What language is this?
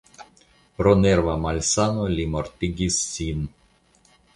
Esperanto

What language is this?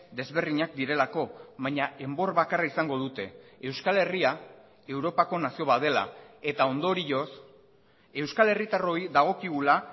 Basque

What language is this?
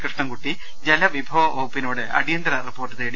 Malayalam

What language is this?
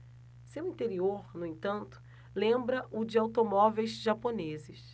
Portuguese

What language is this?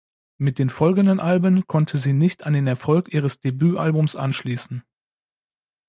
German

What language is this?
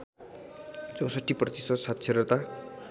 Nepali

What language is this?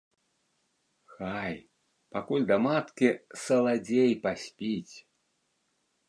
Belarusian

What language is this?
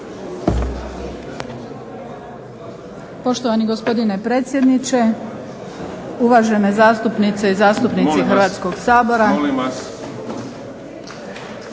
Croatian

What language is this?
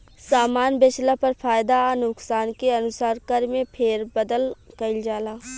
Bhojpuri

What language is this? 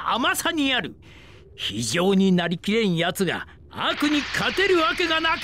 Japanese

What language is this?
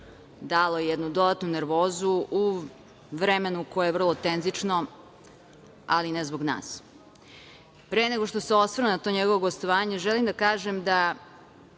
Serbian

